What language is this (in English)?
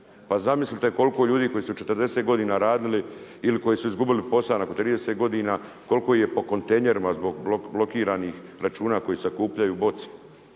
Croatian